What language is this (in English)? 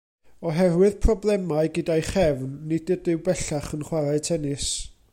Welsh